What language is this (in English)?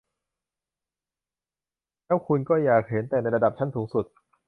Thai